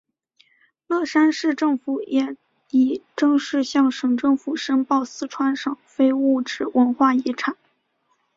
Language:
Chinese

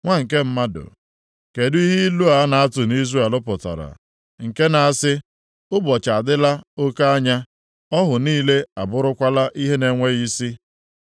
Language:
Igbo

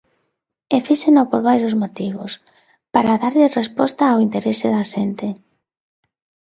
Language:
Galician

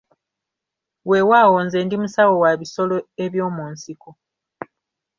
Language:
Ganda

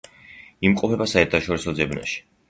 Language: Georgian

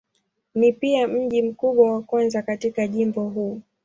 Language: Swahili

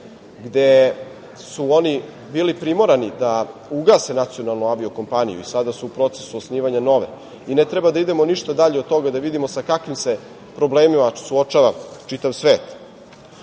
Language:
Serbian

